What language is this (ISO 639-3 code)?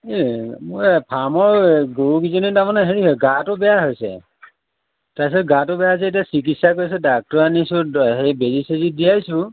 asm